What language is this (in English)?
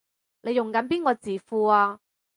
Cantonese